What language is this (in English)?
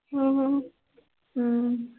Punjabi